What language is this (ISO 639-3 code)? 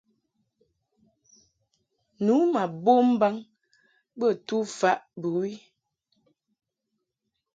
mhk